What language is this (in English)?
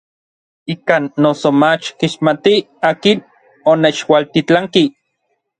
Orizaba Nahuatl